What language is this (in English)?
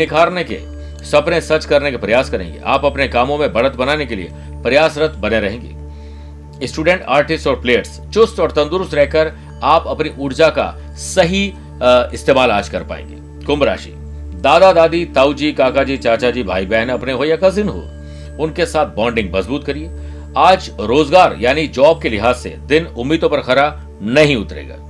Hindi